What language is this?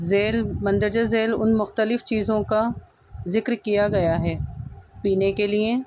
Urdu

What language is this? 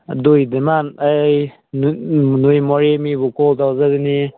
Manipuri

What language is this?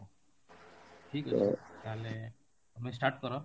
Odia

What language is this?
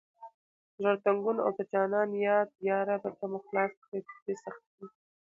Pashto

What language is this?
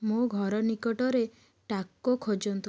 Odia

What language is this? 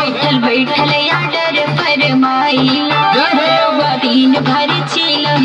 Thai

